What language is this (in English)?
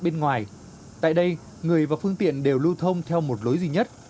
Vietnamese